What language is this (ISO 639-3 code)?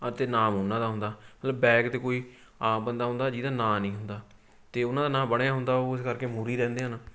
pan